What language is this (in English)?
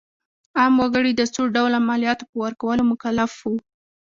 Pashto